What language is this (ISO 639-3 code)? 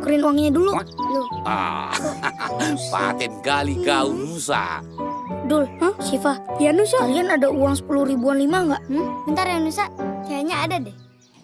ind